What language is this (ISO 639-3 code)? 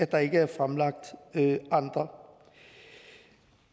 dan